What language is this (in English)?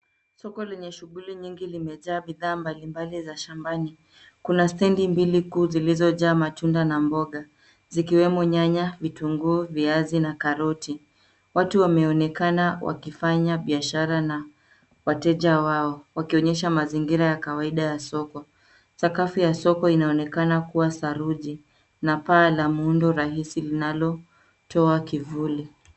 Swahili